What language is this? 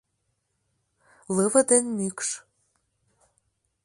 Mari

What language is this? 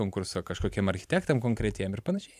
Lithuanian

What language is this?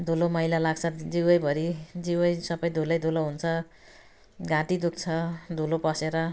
Nepali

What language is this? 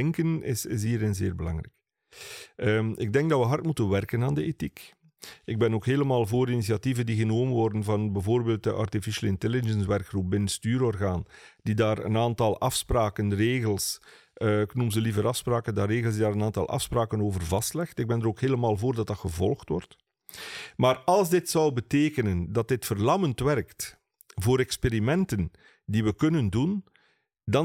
Dutch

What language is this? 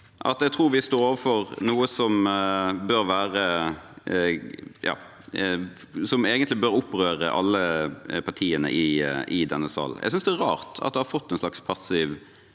Norwegian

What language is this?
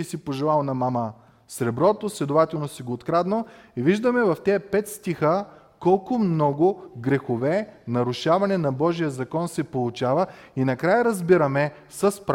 Bulgarian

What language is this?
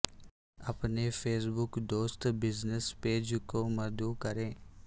Urdu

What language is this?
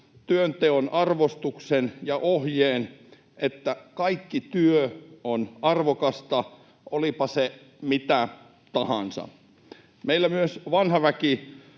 Finnish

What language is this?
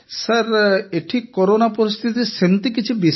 Odia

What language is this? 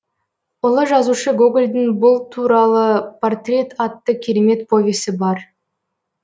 Kazakh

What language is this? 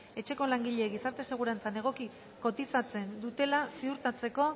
Basque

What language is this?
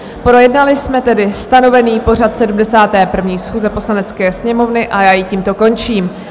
Czech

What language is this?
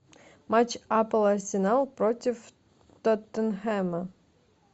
Russian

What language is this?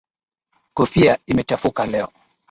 Swahili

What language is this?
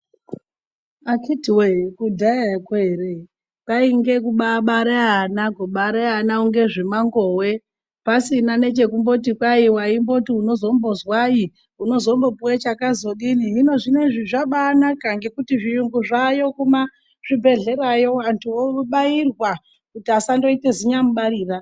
Ndau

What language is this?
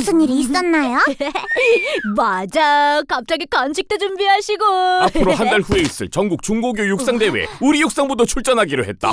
Korean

